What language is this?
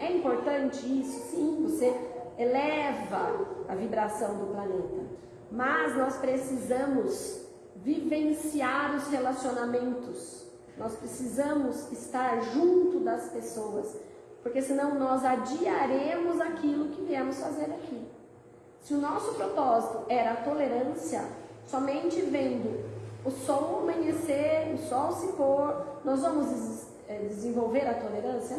Portuguese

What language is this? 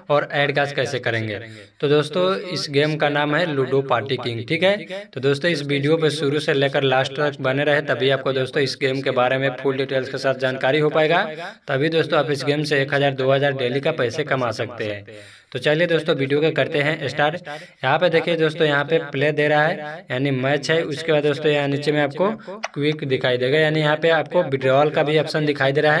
Hindi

